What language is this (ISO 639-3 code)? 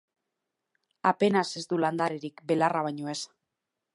eus